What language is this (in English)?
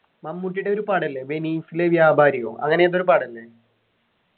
Malayalam